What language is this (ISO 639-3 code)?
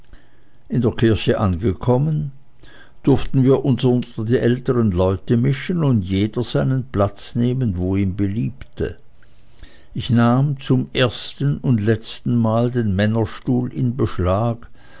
deu